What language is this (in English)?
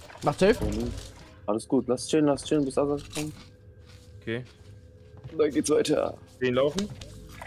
German